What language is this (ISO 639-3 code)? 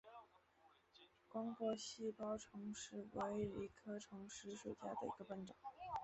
zho